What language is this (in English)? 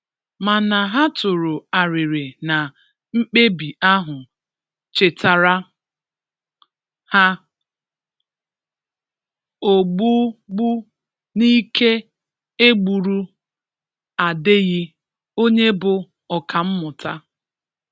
Igbo